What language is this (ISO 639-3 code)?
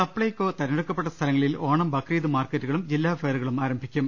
mal